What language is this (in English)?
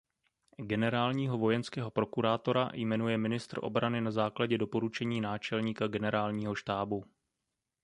Czech